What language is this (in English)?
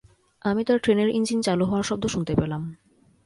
Bangla